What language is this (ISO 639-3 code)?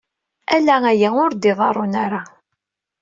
kab